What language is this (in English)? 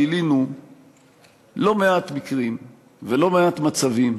Hebrew